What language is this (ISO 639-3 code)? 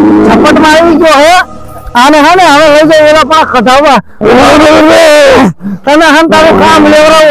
guj